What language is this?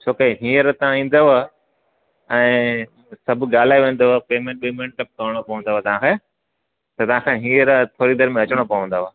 Sindhi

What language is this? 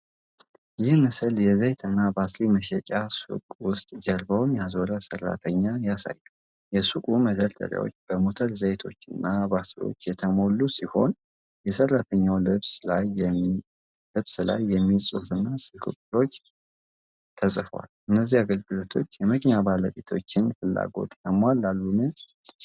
Amharic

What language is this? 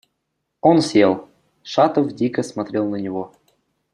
Russian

